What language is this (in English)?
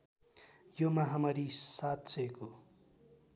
Nepali